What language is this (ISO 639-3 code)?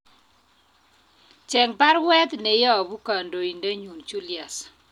kln